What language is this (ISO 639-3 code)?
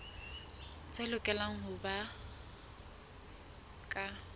sot